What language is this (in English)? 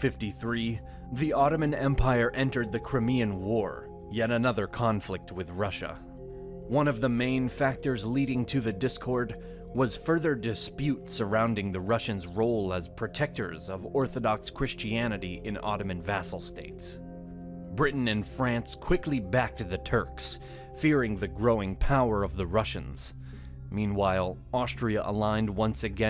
English